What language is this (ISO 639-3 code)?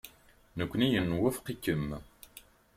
kab